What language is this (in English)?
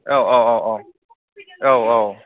Bodo